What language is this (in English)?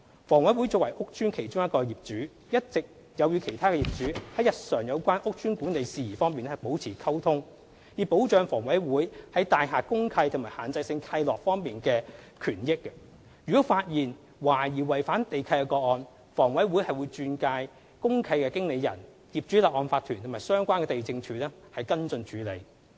Cantonese